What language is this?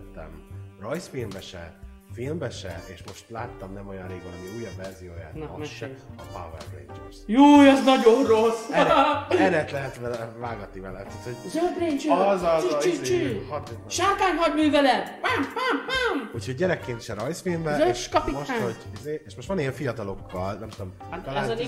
Hungarian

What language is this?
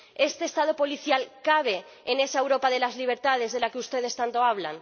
Spanish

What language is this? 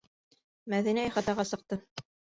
Bashkir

